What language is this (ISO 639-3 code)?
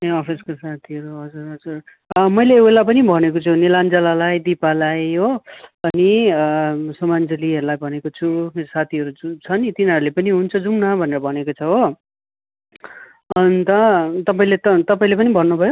nep